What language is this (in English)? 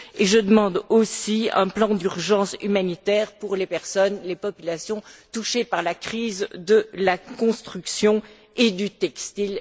French